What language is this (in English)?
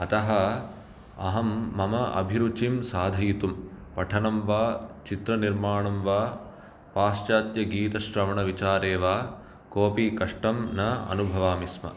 Sanskrit